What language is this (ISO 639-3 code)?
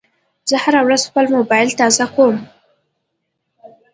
pus